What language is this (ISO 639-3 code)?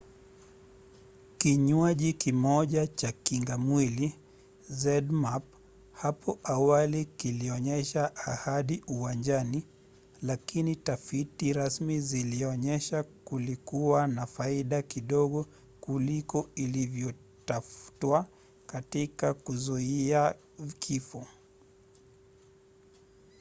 swa